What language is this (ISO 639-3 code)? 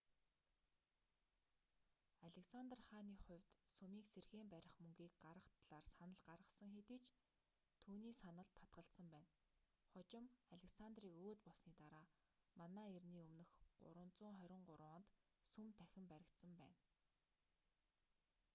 mon